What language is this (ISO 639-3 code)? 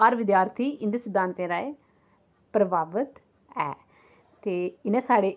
doi